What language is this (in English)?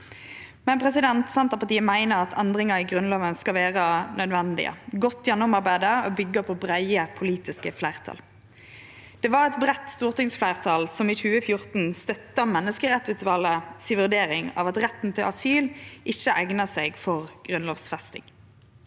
Norwegian